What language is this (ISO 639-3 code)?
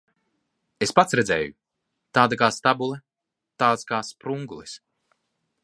lav